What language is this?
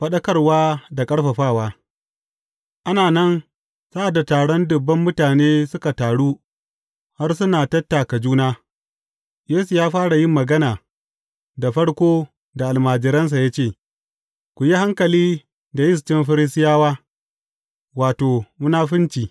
Hausa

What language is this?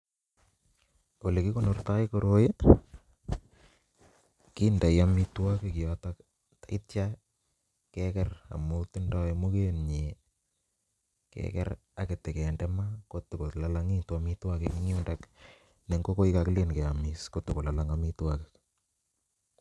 Kalenjin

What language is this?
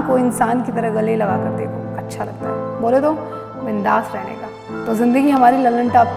Hindi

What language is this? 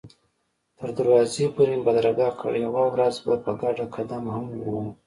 Pashto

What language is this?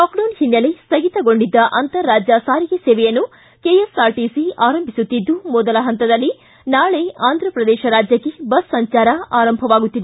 Kannada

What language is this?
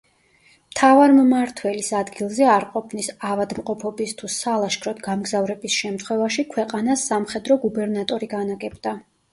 Georgian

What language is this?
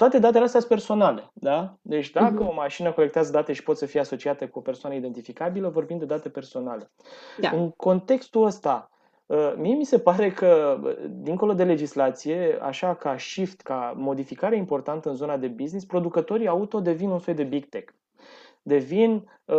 Romanian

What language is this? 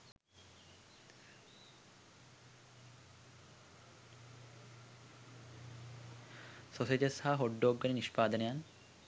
Sinhala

